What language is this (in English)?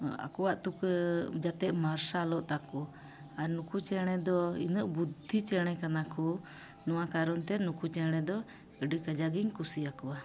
Santali